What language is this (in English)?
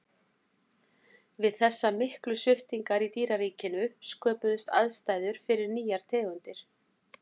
Icelandic